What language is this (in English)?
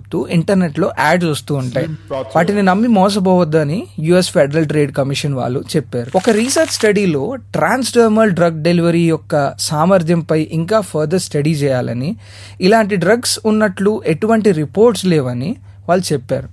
Telugu